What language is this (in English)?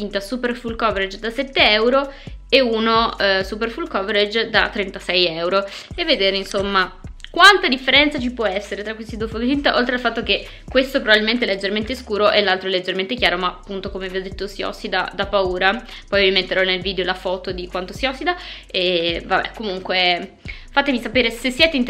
Italian